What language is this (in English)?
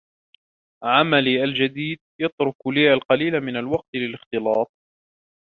Arabic